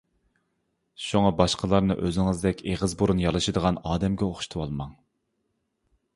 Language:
Uyghur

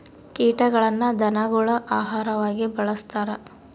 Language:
Kannada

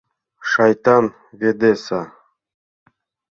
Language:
Mari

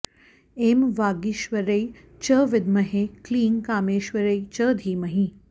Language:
Sanskrit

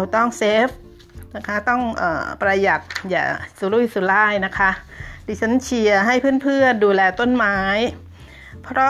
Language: Thai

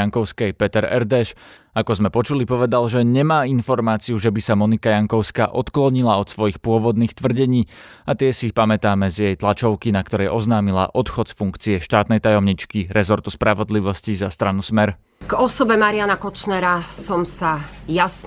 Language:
Slovak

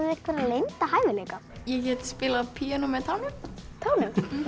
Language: Icelandic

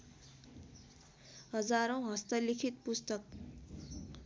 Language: Nepali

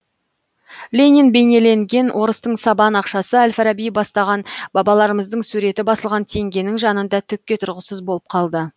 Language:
Kazakh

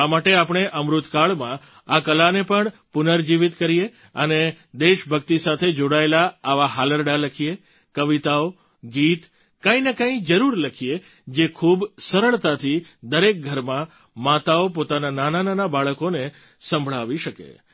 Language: Gujarati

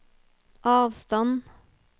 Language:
Norwegian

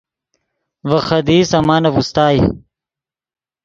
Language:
Yidgha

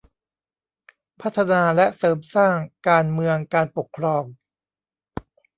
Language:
Thai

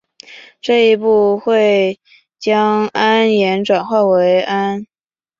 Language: Chinese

